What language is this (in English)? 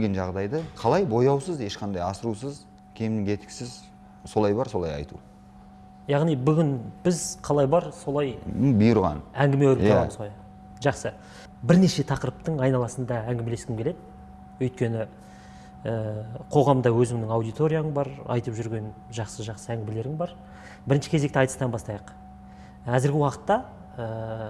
Kazakh